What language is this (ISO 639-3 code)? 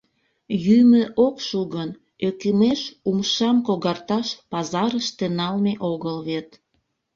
chm